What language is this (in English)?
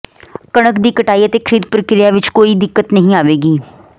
Punjabi